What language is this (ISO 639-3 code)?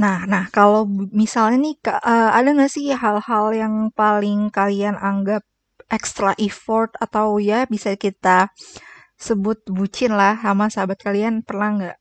ind